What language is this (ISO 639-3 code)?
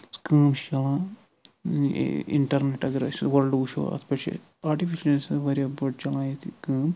kas